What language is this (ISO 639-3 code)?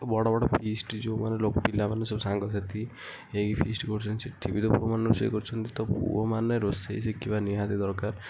ori